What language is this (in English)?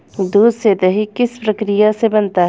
Hindi